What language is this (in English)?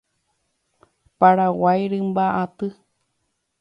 Guarani